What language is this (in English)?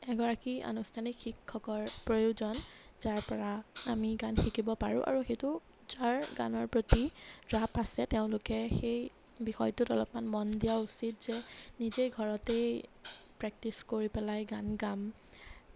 Assamese